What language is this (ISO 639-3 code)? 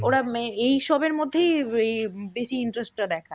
ben